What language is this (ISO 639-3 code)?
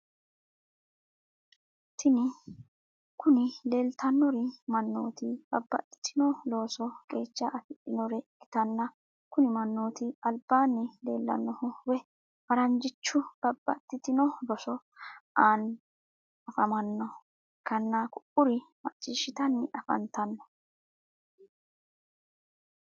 sid